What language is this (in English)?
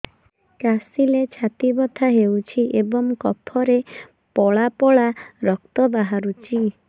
Odia